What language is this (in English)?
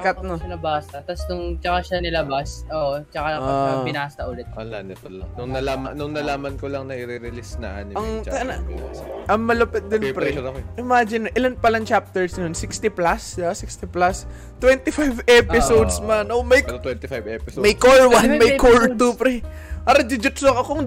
Filipino